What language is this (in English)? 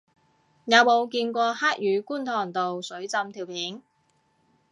Cantonese